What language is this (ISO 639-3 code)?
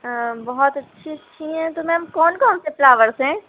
urd